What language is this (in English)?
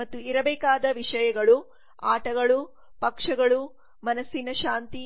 Kannada